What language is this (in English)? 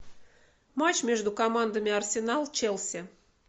Russian